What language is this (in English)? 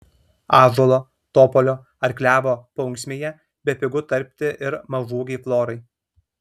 Lithuanian